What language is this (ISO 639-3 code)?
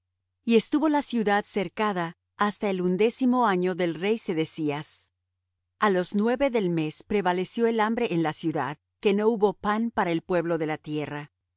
spa